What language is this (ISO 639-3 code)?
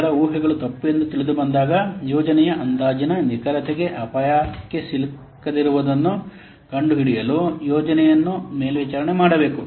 kan